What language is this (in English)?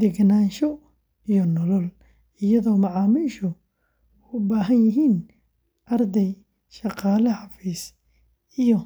Somali